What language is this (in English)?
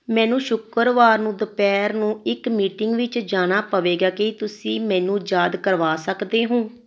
Punjabi